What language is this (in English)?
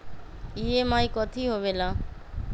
Magahi